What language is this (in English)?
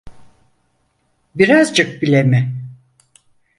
Turkish